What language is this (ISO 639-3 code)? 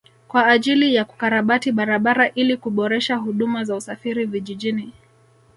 swa